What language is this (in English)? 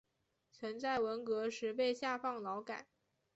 Chinese